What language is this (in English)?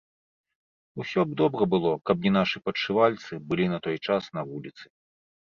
Belarusian